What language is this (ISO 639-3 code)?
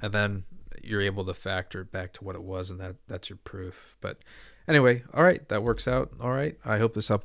eng